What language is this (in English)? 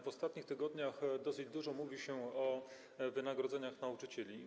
Polish